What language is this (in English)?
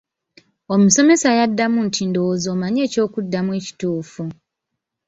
Ganda